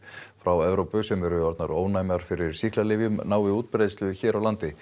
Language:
Icelandic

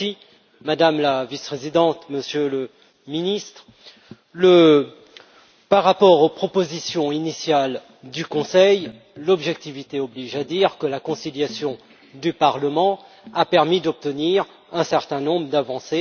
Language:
French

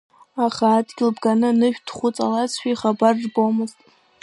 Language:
Abkhazian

